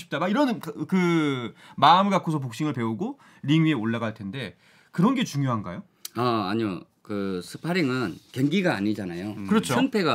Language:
Korean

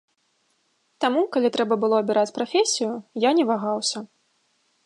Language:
Belarusian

